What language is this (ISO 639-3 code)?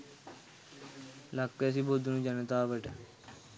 sin